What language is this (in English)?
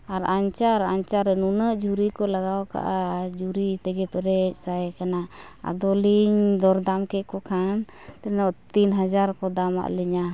Santali